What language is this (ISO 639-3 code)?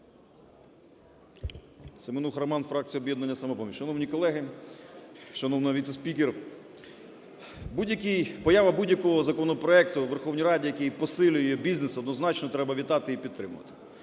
ukr